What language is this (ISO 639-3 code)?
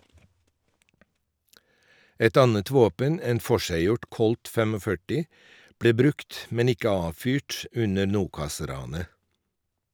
nor